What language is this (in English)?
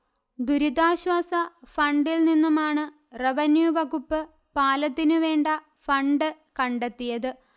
Malayalam